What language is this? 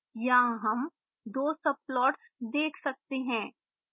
Hindi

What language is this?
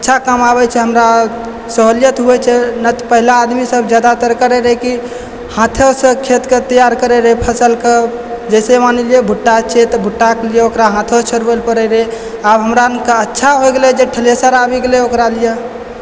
Maithili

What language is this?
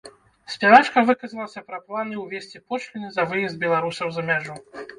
Belarusian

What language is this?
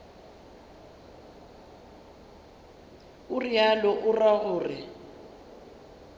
Northern Sotho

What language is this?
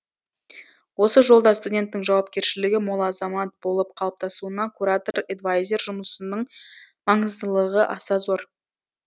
Kazakh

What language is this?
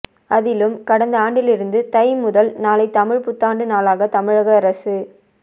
Tamil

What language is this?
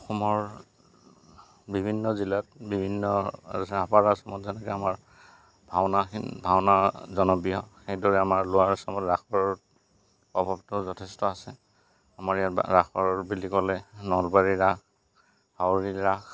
Assamese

